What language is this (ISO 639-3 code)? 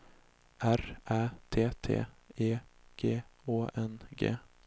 swe